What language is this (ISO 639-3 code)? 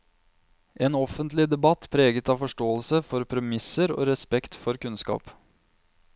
nor